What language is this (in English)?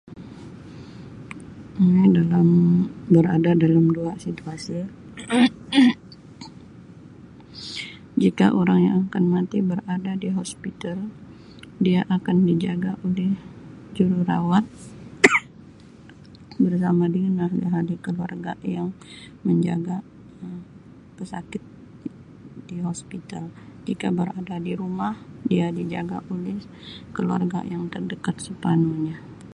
Sabah Malay